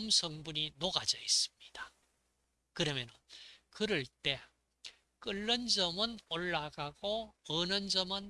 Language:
Korean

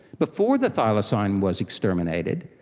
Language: English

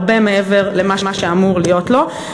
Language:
Hebrew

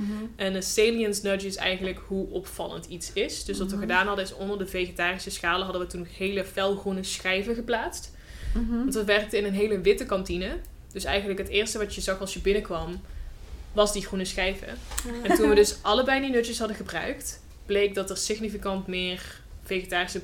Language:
Dutch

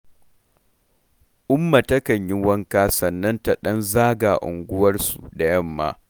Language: Hausa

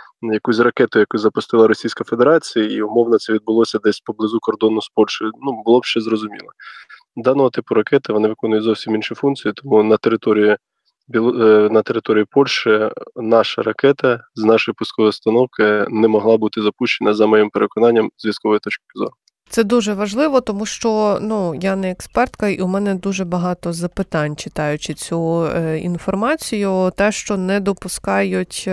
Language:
Ukrainian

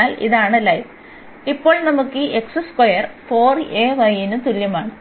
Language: Malayalam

